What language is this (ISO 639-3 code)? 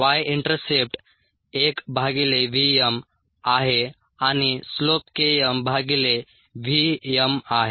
mar